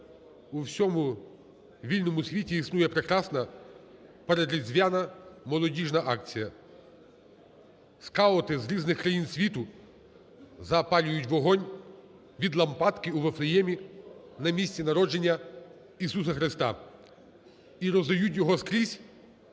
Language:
Ukrainian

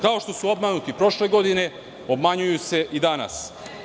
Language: Serbian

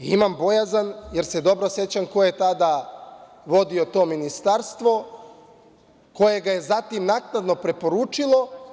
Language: Serbian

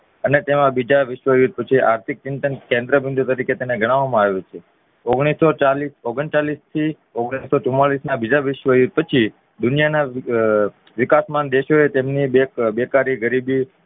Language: Gujarati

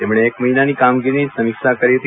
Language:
Gujarati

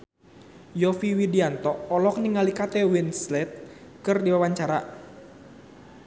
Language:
Sundanese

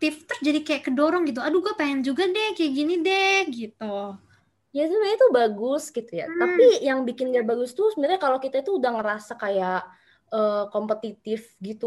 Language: Indonesian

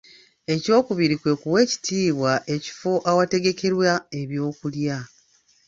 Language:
Ganda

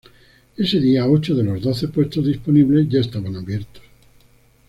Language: Spanish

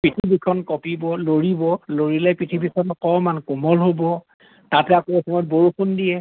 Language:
Assamese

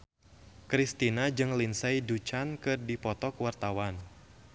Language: Sundanese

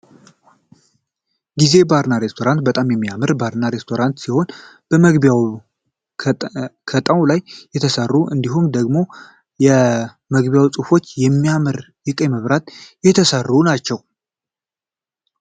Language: Amharic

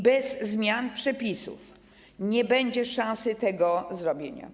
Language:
Polish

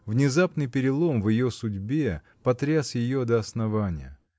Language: Russian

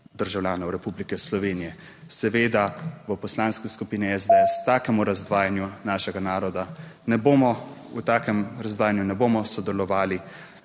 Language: Slovenian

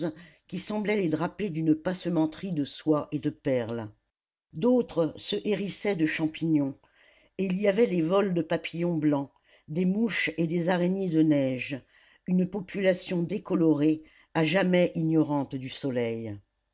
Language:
French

